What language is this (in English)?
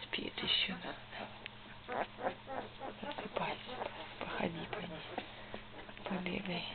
Russian